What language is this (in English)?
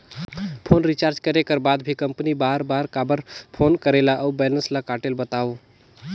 Chhattisgarhi